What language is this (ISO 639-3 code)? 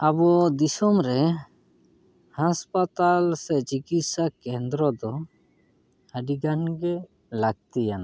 sat